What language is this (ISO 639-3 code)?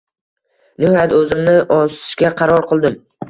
uzb